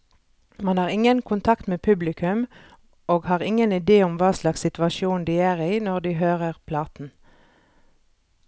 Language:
Norwegian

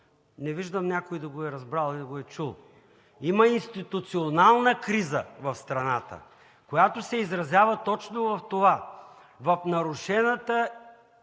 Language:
Bulgarian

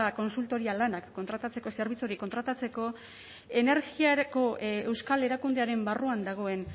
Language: Basque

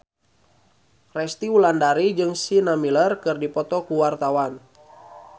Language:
Sundanese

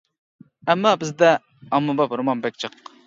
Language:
Uyghur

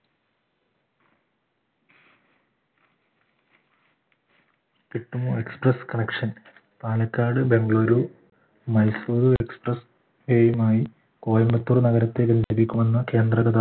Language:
Malayalam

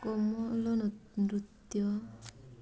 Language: Odia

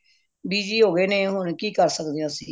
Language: Punjabi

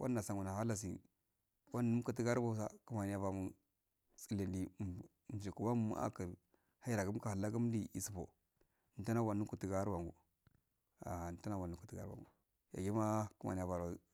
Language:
Afade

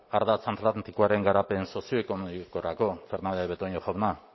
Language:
Basque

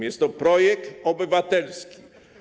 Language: Polish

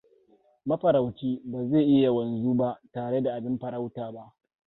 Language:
Hausa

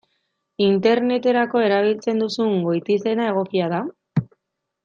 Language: Basque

